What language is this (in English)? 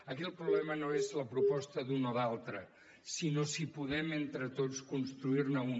Catalan